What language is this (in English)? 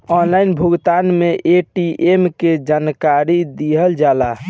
Bhojpuri